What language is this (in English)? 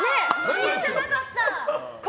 Japanese